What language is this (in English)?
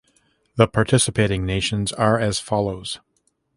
English